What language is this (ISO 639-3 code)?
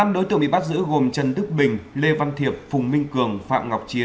vie